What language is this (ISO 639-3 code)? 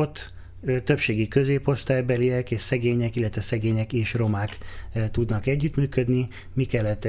hun